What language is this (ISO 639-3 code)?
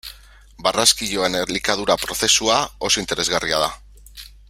eus